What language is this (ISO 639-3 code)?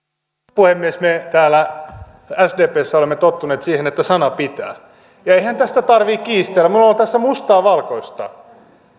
fin